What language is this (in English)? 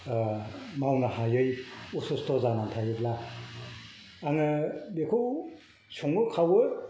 Bodo